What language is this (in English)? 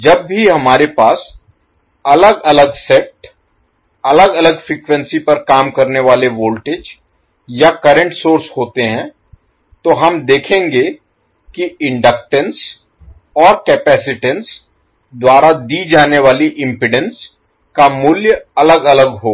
Hindi